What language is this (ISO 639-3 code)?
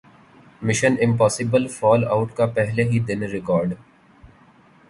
urd